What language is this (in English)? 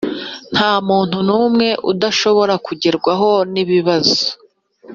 Kinyarwanda